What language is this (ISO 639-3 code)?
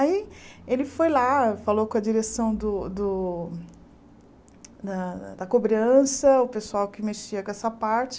por